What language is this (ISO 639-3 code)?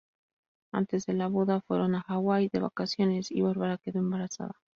spa